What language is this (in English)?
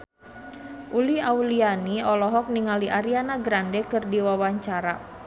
Sundanese